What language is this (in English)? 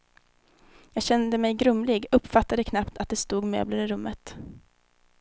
Swedish